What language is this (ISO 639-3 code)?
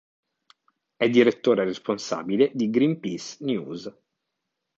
ita